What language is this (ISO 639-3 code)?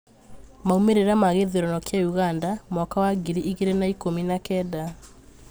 kik